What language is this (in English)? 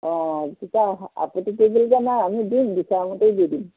Assamese